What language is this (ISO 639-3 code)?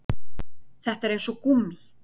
isl